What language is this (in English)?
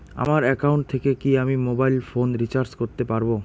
Bangla